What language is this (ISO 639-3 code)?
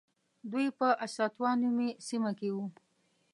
pus